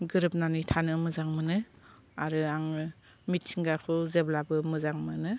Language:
Bodo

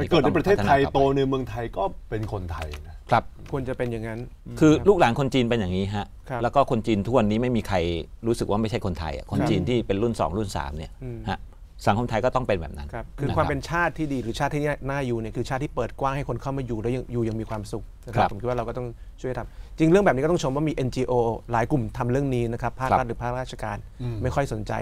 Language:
Thai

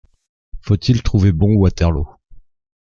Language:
French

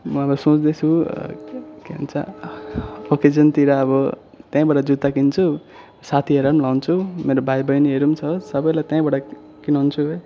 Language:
Nepali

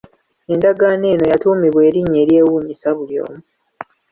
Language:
Ganda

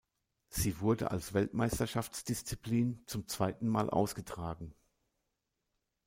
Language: German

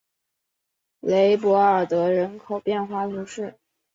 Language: Chinese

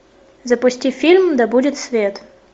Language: Russian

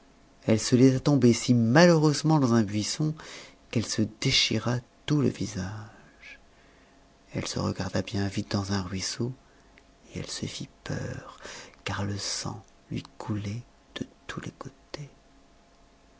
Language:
French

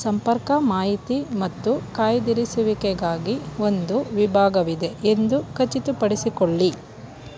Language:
Kannada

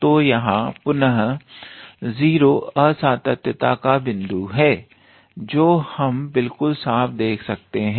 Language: Hindi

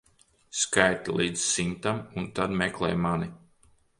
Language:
Latvian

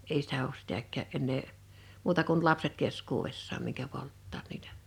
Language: Finnish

